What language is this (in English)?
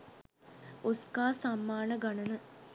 Sinhala